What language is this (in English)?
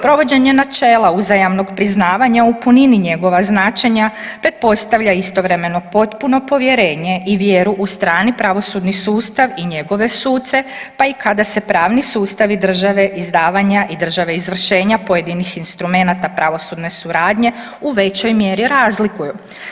Croatian